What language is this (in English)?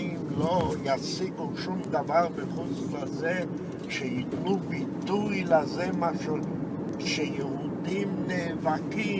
Hebrew